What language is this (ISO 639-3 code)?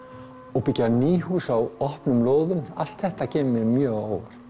isl